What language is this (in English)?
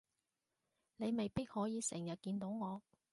Cantonese